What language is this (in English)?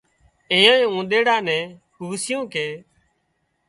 Wadiyara Koli